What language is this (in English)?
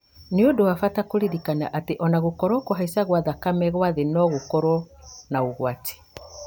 Kikuyu